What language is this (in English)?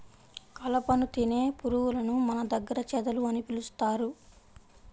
Telugu